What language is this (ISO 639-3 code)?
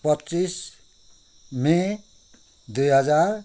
nep